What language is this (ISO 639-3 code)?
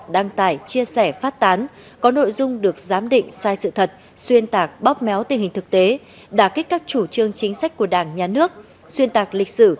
vie